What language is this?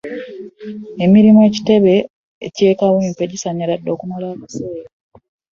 Ganda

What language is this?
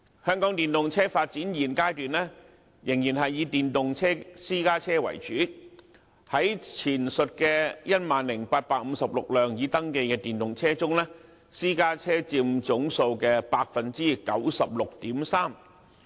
Cantonese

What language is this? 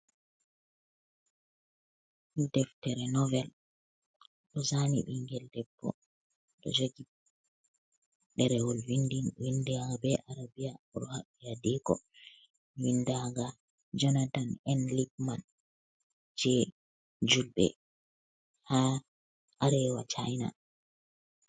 Fula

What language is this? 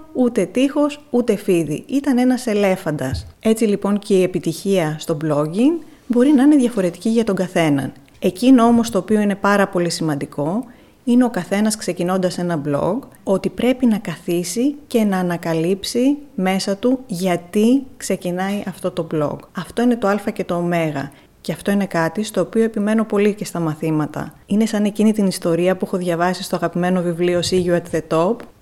Greek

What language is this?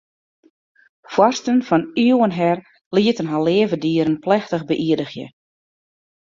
Western Frisian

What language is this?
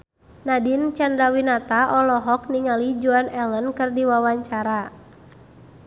Sundanese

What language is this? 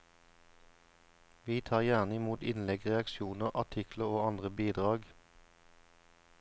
Norwegian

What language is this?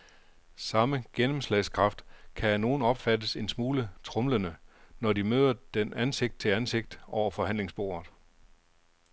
Danish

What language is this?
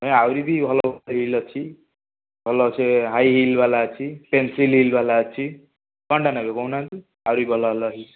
Odia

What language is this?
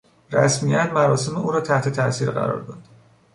Persian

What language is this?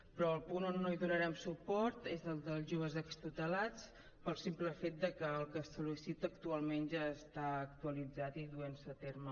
Catalan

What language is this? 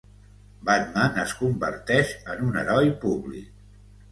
Catalan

